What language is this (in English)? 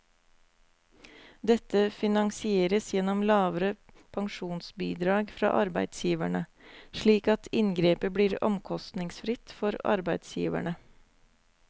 Norwegian